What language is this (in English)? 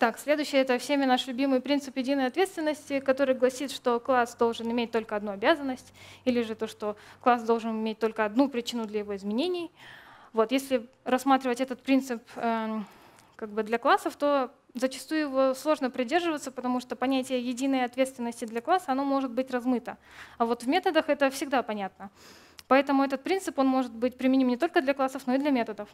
Russian